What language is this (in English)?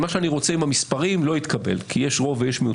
Hebrew